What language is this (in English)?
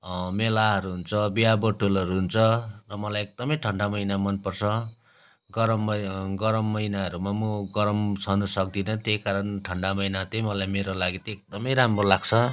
Nepali